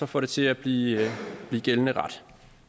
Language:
Danish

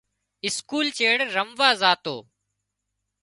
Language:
Wadiyara Koli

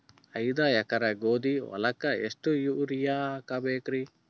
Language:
Kannada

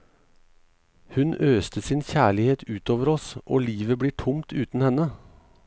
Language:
Norwegian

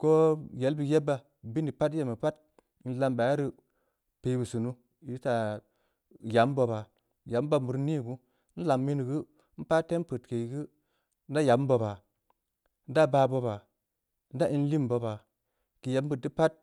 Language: Samba Leko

